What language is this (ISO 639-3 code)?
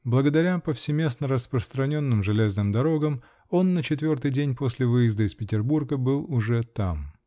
rus